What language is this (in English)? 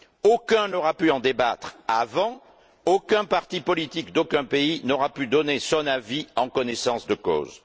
French